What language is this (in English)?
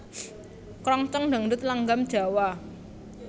Javanese